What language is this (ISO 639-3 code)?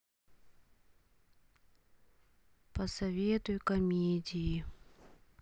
rus